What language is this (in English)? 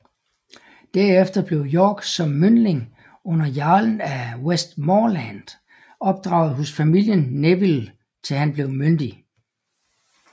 Danish